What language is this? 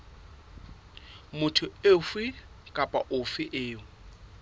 Southern Sotho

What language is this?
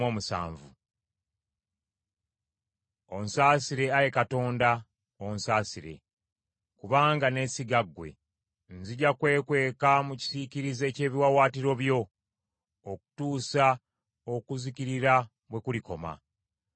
Ganda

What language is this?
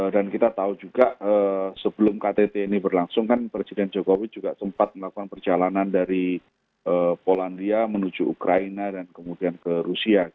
Indonesian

